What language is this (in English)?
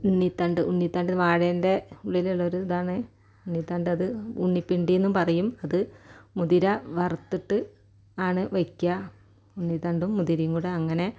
Malayalam